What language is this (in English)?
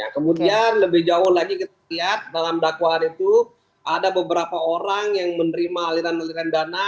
Indonesian